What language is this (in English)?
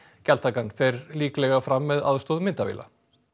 Icelandic